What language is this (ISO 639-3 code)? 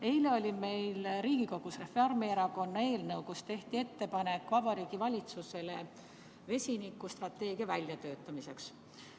est